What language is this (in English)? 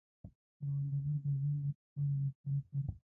Pashto